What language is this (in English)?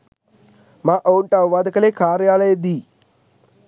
Sinhala